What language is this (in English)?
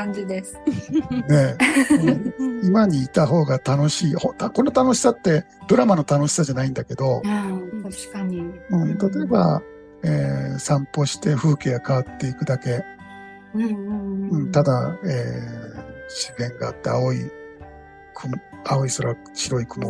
Japanese